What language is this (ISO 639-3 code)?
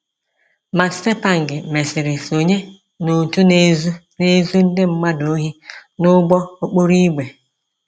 ibo